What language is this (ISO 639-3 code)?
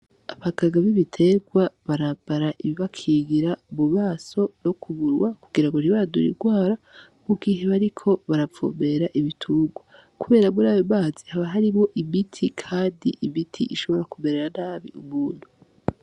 run